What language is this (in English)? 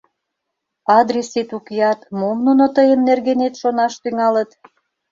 Mari